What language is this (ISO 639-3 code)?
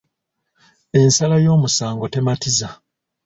lug